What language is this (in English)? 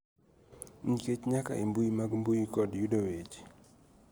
Luo (Kenya and Tanzania)